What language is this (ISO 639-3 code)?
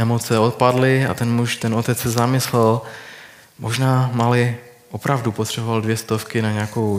ces